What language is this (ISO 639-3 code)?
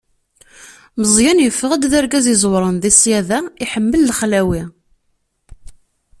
kab